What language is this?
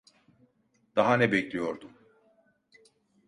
Turkish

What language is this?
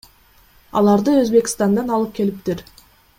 Kyrgyz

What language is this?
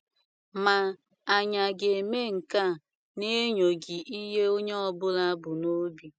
Igbo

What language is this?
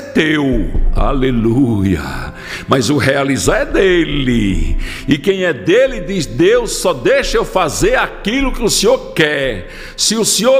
Portuguese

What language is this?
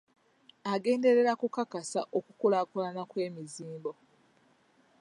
Ganda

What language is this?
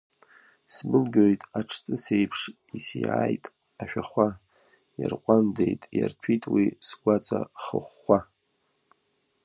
Abkhazian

